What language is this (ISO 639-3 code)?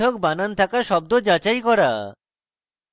ben